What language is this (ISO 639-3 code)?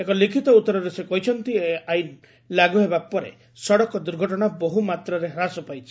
ori